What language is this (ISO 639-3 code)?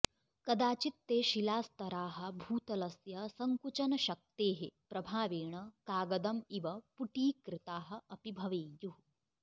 san